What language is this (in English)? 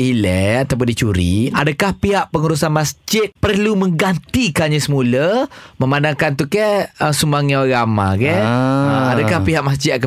Malay